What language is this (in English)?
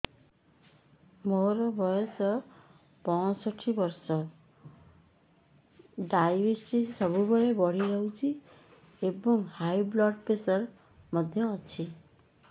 Odia